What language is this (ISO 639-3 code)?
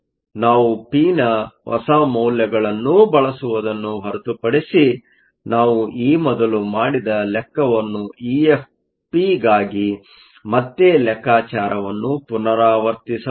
kan